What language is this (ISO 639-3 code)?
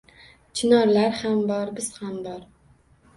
uzb